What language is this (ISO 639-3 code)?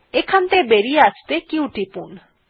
ben